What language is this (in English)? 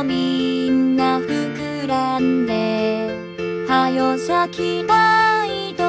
Japanese